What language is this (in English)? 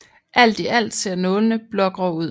Danish